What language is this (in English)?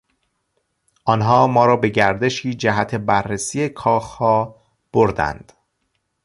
Persian